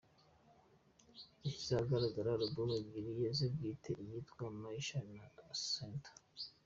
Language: Kinyarwanda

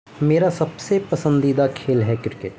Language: Urdu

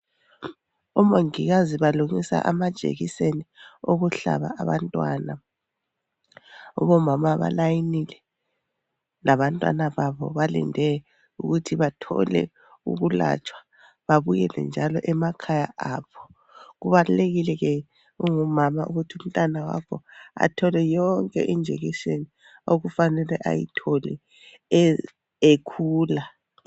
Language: North Ndebele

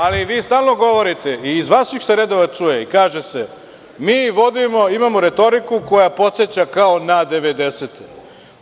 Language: Serbian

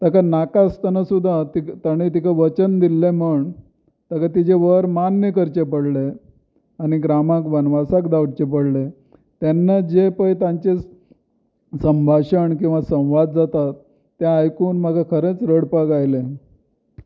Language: Konkani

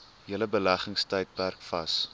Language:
Afrikaans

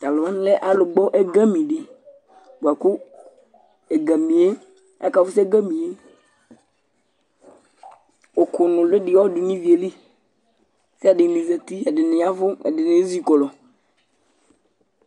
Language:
Ikposo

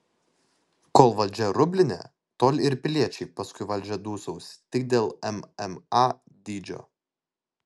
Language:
Lithuanian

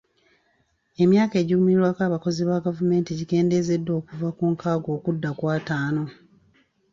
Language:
Ganda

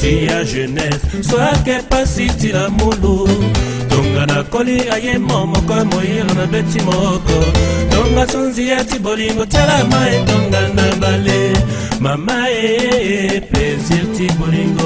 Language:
Romanian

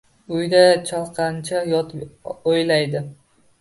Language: Uzbek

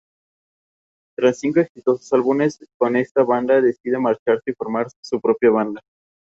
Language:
Spanish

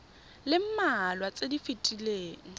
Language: Tswana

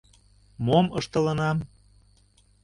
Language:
Mari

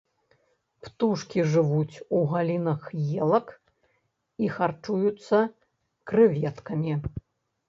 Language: Belarusian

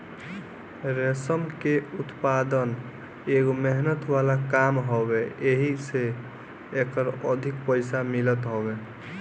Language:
Bhojpuri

